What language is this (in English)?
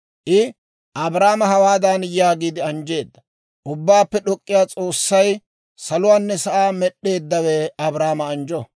Dawro